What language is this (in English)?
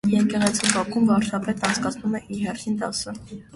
Armenian